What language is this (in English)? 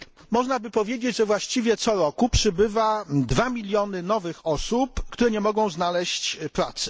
Polish